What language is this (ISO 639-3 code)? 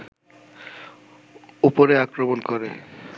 ben